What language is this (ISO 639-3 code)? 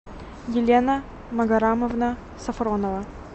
rus